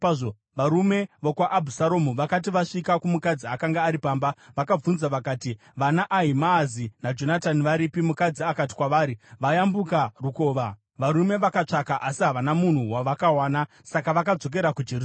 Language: Shona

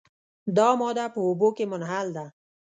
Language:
Pashto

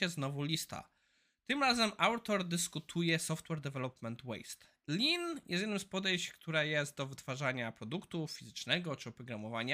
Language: Polish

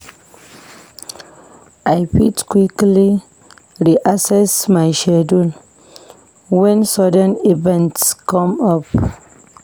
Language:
Nigerian Pidgin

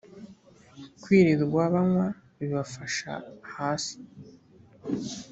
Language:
Kinyarwanda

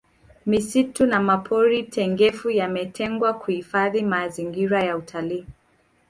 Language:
Swahili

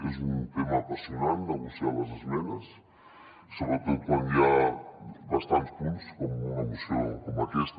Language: Catalan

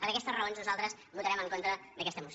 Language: Catalan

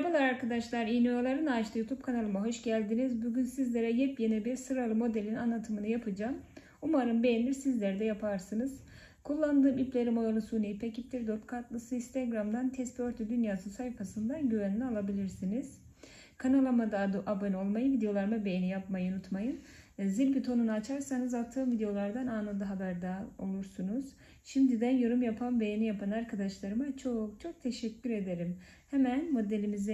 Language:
Turkish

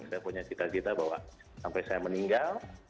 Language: Indonesian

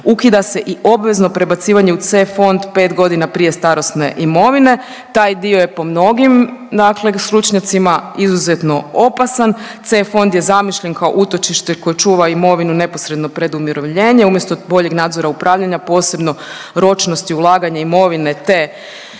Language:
Croatian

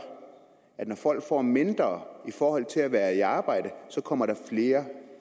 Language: Danish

